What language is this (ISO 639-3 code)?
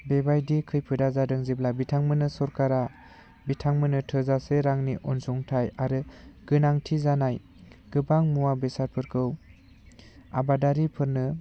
brx